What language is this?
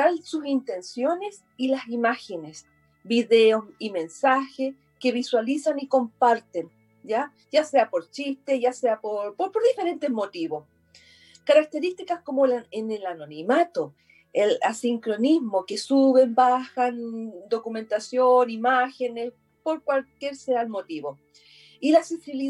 Spanish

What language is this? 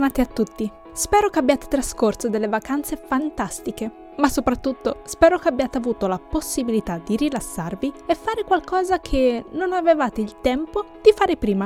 Italian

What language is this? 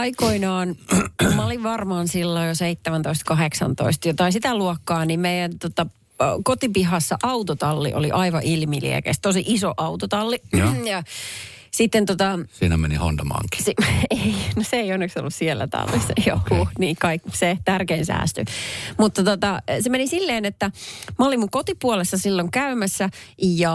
Finnish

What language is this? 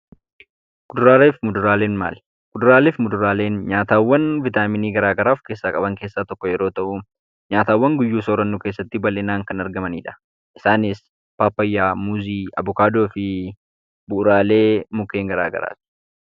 Oromo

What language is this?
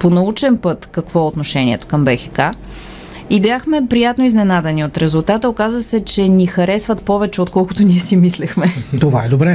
Bulgarian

